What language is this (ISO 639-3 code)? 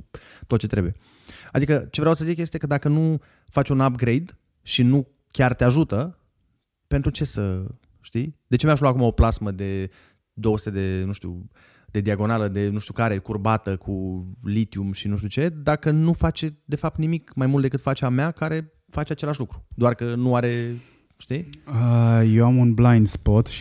ron